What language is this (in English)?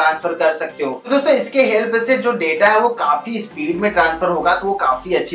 Hindi